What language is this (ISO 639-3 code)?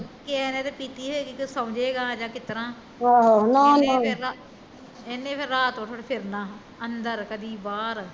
pan